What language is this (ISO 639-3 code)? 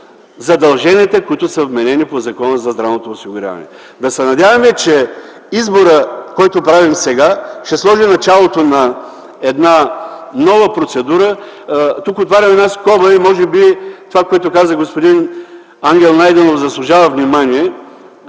bul